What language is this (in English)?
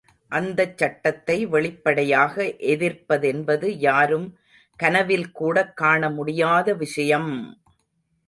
Tamil